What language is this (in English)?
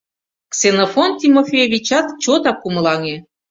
Mari